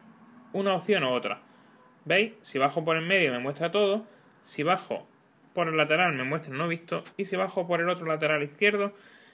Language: Spanish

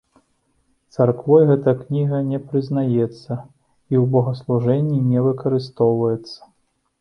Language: Belarusian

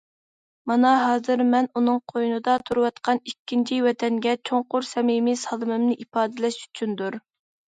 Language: Uyghur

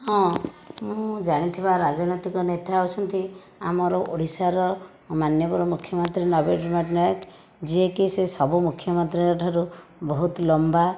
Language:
Odia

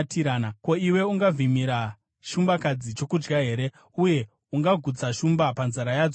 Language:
Shona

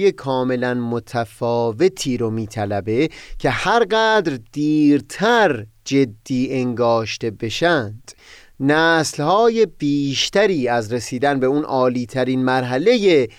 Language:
Persian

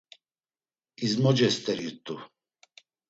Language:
Laz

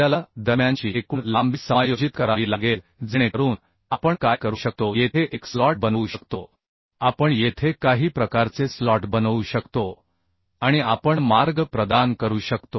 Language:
Marathi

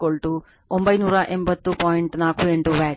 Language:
Kannada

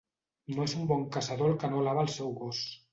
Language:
Catalan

